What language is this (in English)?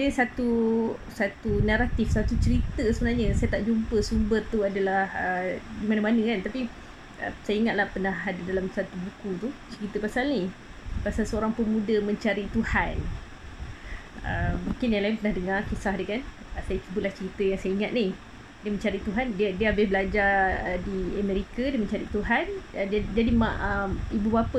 Malay